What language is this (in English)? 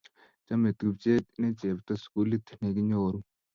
Kalenjin